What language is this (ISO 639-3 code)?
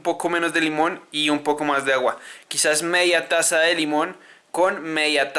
spa